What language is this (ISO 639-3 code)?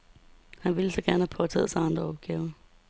dan